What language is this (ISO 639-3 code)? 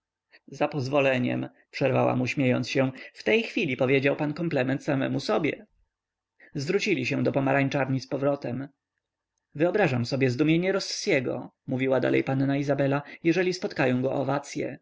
pol